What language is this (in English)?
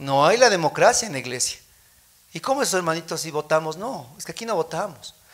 Spanish